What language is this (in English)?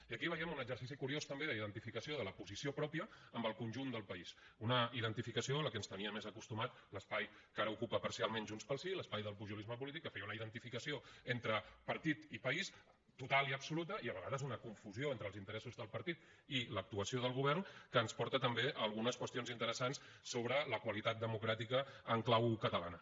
Catalan